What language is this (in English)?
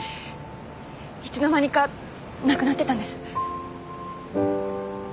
Japanese